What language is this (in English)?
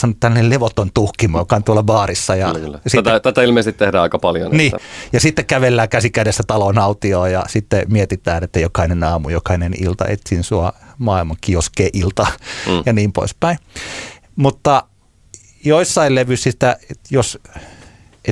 Finnish